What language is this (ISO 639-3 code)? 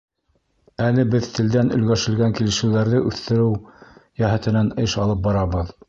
bak